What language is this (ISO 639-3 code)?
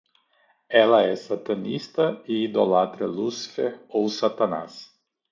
por